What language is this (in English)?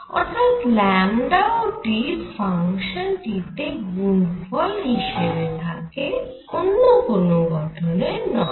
Bangla